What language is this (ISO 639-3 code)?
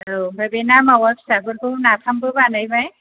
brx